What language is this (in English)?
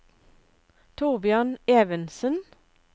Norwegian